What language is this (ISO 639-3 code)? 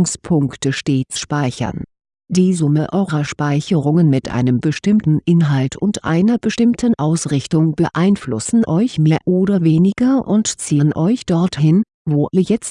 deu